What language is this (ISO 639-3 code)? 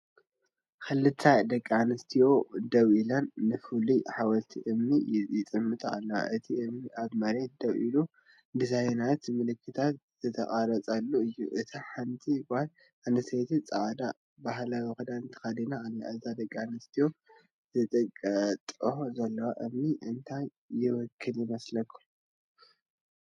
tir